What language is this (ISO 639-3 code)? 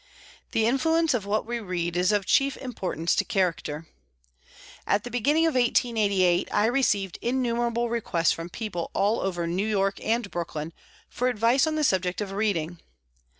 eng